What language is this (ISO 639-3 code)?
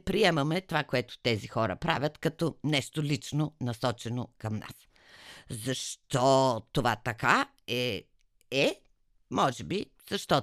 bul